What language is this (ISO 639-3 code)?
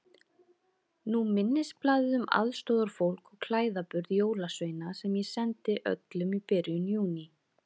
isl